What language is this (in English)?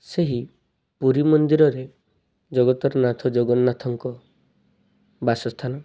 Odia